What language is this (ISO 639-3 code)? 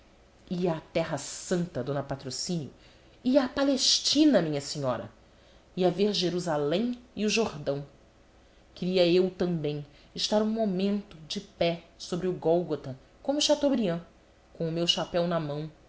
por